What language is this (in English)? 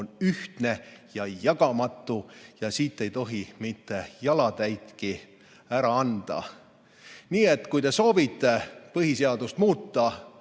Estonian